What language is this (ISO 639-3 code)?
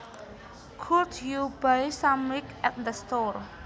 jav